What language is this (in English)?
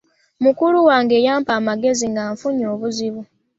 Ganda